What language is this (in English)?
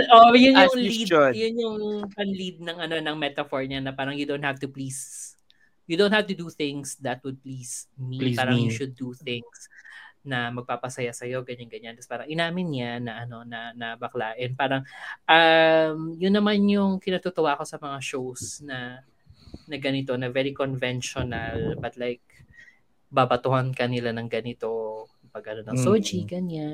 Filipino